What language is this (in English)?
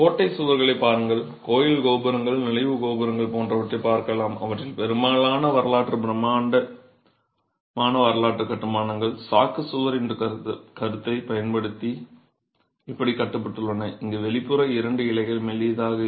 Tamil